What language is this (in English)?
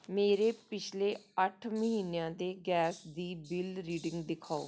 Punjabi